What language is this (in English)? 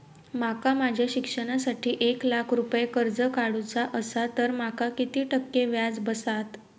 Marathi